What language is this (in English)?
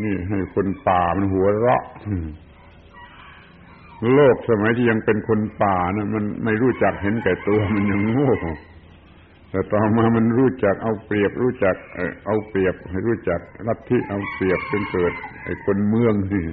Thai